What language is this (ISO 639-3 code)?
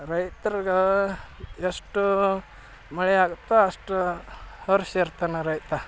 kan